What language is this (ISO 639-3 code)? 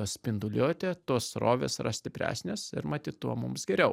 lit